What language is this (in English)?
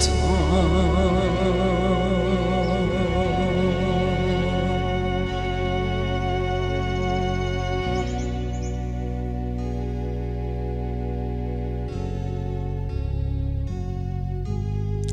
Dutch